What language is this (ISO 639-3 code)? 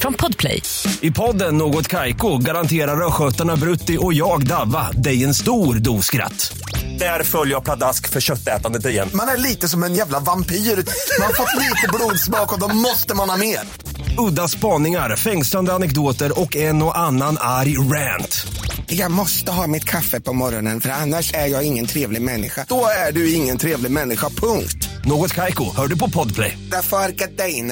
swe